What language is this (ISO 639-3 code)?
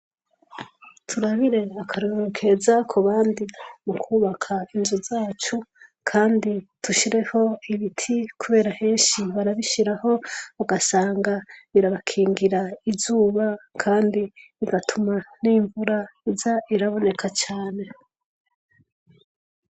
run